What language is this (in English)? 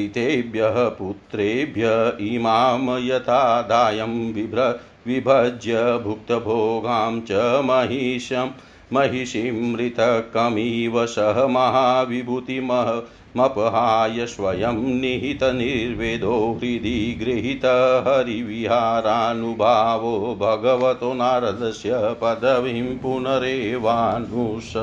Hindi